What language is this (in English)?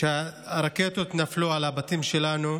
Hebrew